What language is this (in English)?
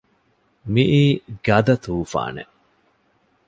Divehi